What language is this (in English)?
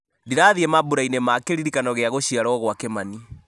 Kikuyu